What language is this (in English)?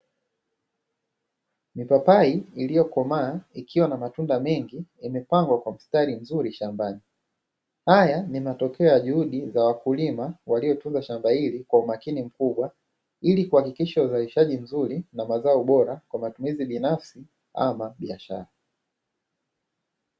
Swahili